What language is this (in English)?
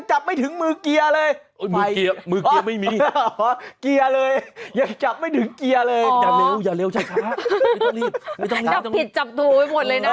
Thai